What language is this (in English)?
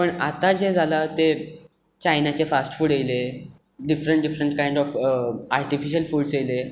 Konkani